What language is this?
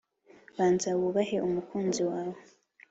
Kinyarwanda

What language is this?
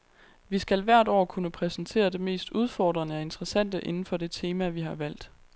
Danish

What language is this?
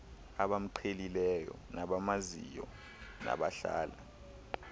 Xhosa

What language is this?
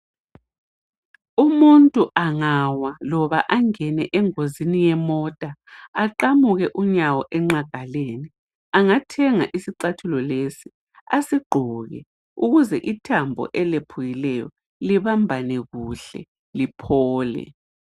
North Ndebele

